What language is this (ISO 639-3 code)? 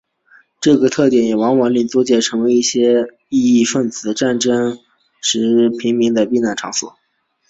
zho